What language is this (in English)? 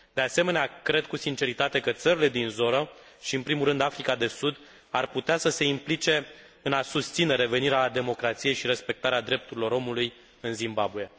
Romanian